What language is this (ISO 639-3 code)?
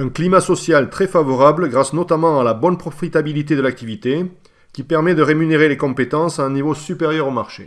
fra